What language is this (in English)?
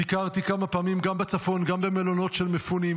Hebrew